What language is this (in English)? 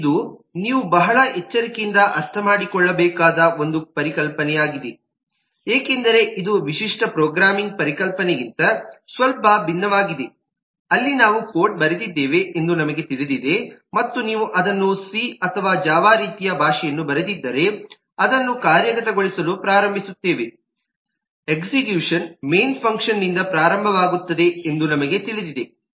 Kannada